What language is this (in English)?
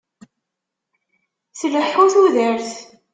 Kabyle